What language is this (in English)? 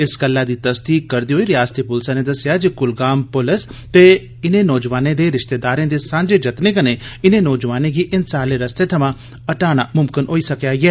Dogri